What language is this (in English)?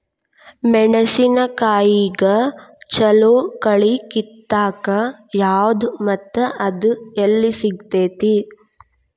Kannada